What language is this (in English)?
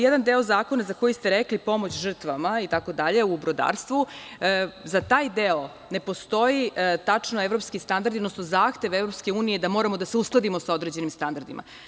Serbian